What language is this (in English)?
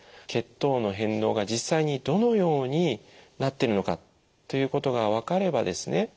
Japanese